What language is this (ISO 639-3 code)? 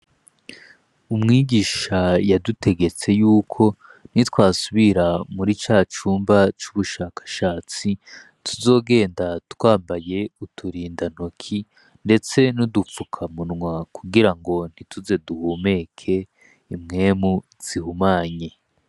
run